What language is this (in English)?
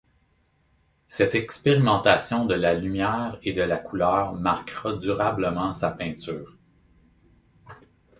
French